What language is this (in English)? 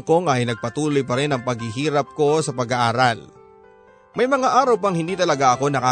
Filipino